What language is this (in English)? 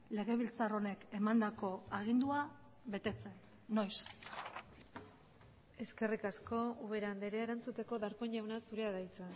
Basque